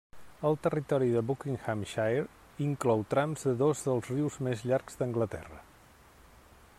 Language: Catalan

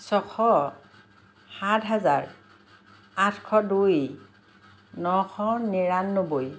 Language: Assamese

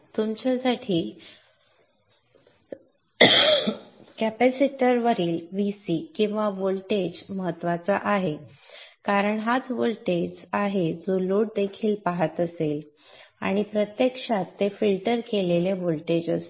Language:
Marathi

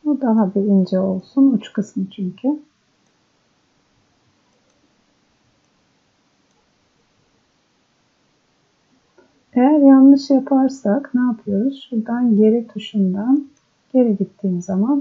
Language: Turkish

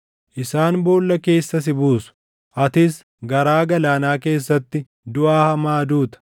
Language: Oromo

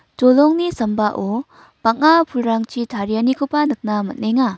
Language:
Garo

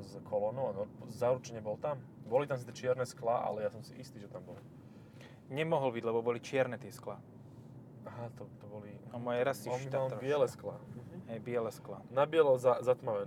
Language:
Slovak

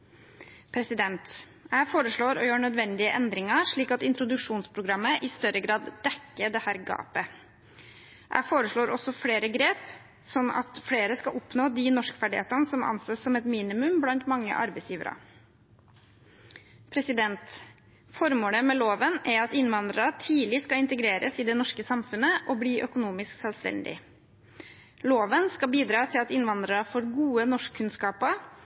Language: Norwegian Bokmål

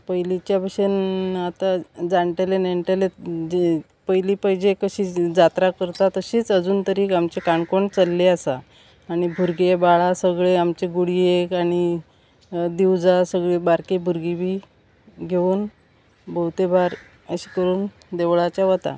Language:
Konkani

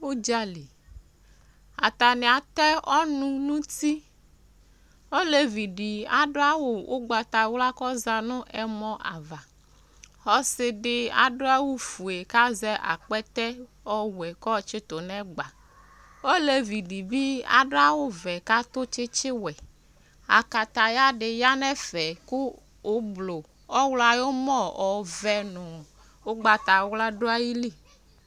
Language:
Ikposo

